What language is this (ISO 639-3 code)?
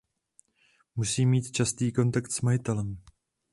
ces